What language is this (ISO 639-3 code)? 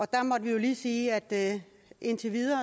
dan